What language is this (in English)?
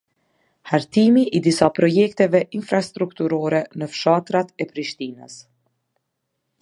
Albanian